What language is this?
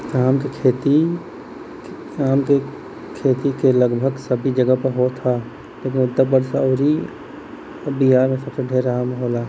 Bhojpuri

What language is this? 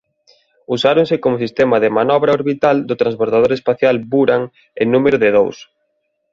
Galician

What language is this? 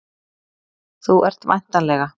Icelandic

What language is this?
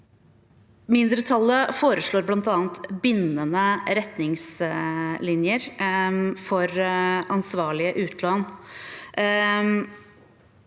Norwegian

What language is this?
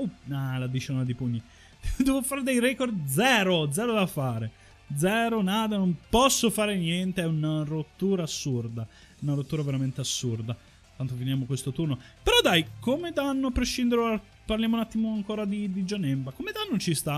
Italian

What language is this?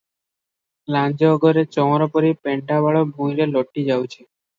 Odia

